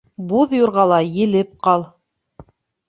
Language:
Bashkir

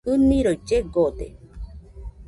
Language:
Nüpode Huitoto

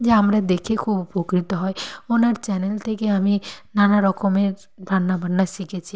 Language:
Bangla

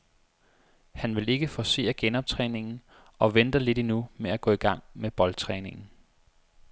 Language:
Danish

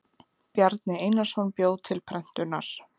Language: Icelandic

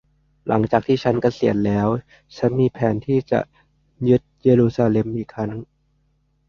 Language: Thai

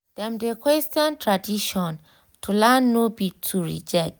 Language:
Nigerian Pidgin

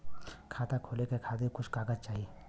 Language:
Bhojpuri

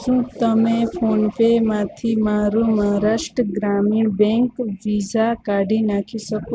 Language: Gujarati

